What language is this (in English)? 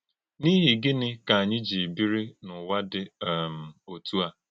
Igbo